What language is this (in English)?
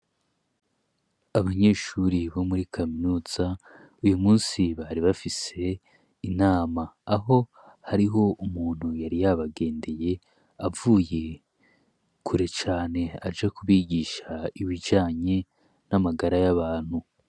Rundi